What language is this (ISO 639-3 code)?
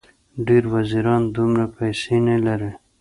pus